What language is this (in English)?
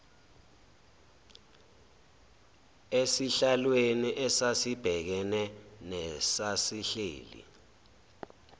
Zulu